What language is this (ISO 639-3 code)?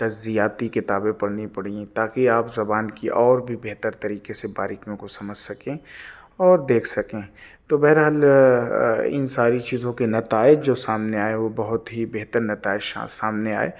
urd